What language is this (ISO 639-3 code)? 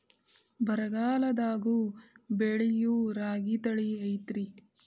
kan